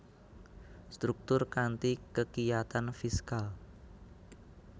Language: Javanese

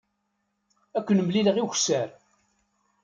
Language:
Kabyle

